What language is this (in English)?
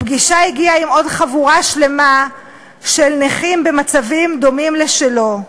Hebrew